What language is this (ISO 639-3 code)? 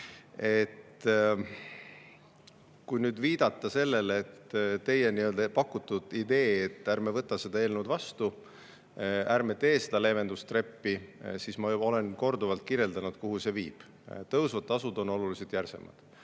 est